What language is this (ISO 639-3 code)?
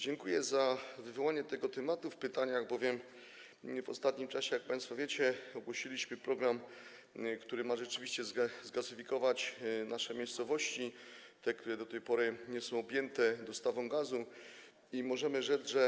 pol